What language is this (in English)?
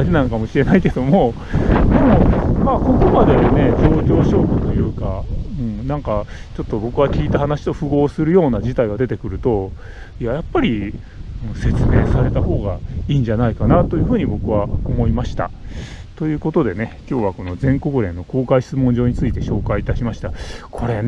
Japanese